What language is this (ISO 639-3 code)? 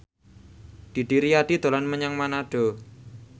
jav